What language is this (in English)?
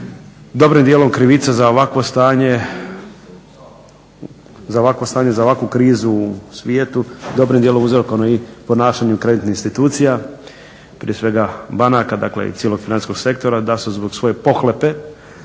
Croatian